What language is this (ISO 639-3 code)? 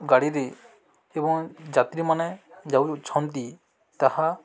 ori